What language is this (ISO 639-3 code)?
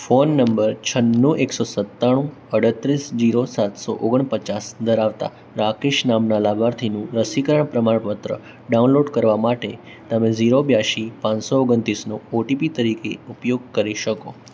guj